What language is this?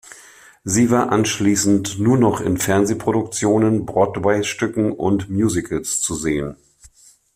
German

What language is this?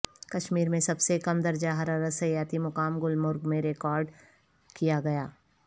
Urdu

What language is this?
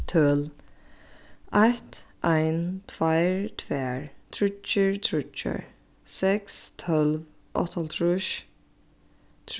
Faroese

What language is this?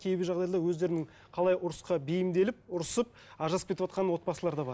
Kazakh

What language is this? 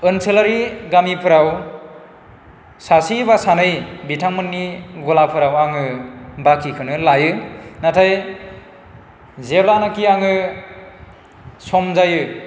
Bodo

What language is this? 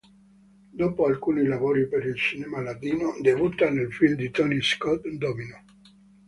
Italian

